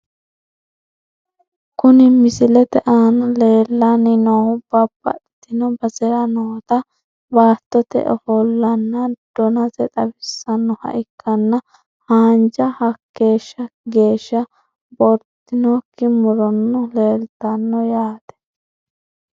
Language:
Sidamo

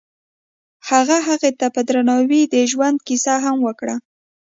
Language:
Pashto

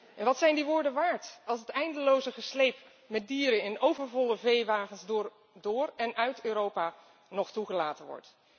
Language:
Dutch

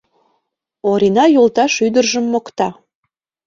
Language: Mari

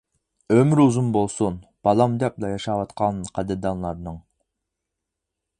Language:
Uyghur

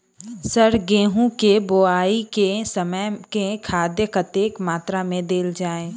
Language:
Maithili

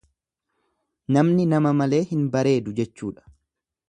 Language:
Oromo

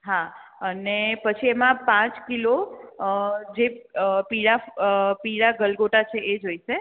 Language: Gujarati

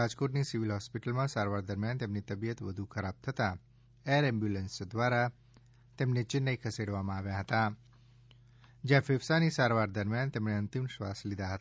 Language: Gujarati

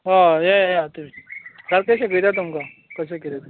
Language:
Konkani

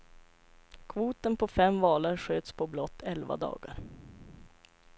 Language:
Swedish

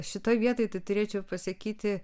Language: Lithuanian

